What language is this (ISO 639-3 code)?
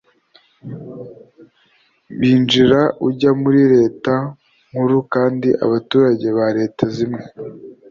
kin